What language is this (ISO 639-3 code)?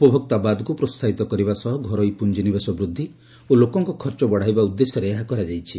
ori